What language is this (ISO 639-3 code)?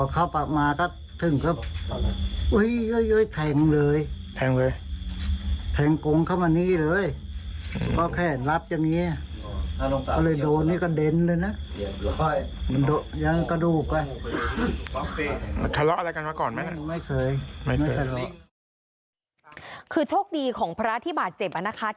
tha